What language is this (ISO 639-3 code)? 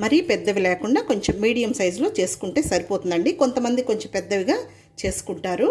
tel